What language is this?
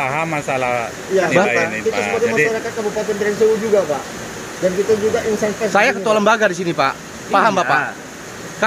Indonesian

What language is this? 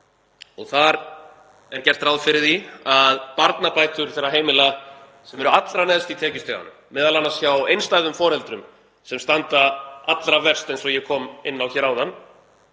Icelandic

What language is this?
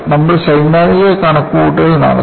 Malayalam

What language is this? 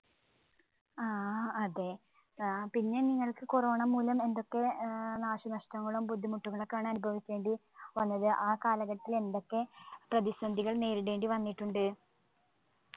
Malayalam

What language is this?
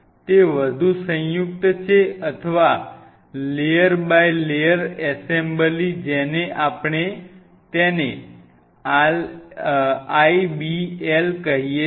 Gujarati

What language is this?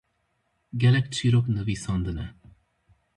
Kurdish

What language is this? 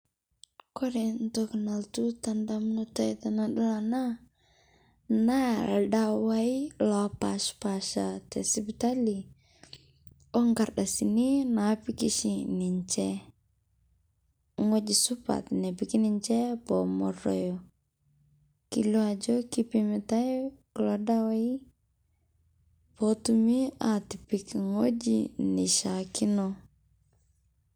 Masai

